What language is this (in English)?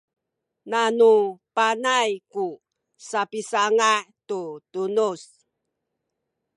Sakizaya